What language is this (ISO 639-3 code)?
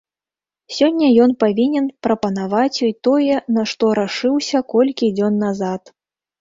bel